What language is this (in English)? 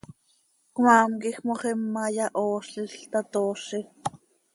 Seri